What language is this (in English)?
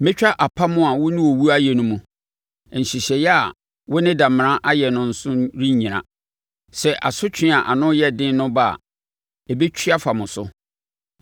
Akan